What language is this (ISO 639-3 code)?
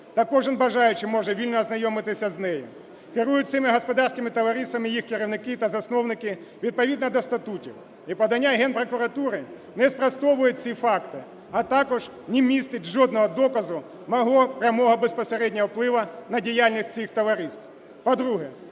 ukr